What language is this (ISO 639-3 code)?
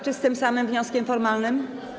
pol